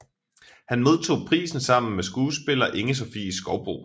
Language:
Danish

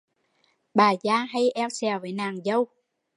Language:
Vietnamese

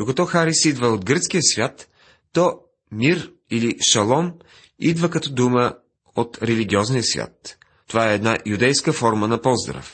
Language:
Bulgarian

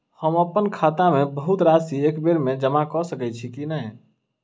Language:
Maithili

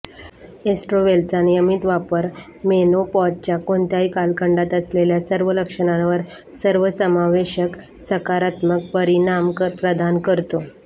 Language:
Marathi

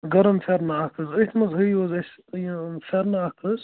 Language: Kashmiri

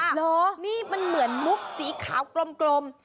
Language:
Thai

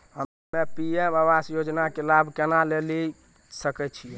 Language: Maithili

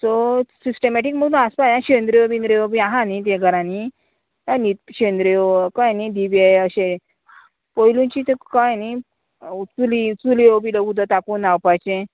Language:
Konkani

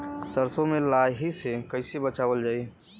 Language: Bhojpuri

